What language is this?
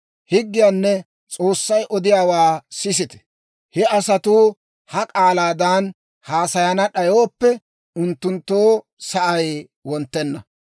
Dawro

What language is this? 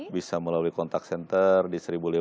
Indonesian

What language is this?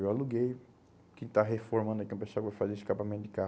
Portuguese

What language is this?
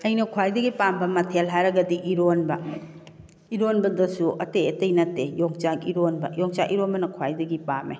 Manipuri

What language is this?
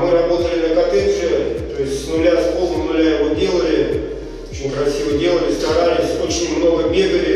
Russian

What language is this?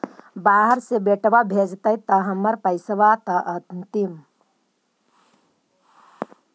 Magahi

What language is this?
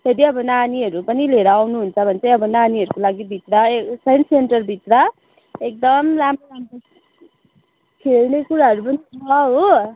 Nepali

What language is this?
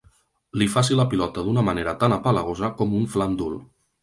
Catalan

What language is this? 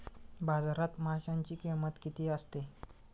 Marathi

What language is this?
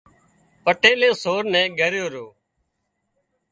Wadiyara Koli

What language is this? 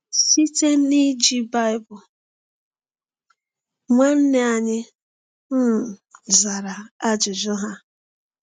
Igbo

